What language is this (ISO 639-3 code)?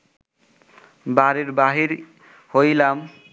ben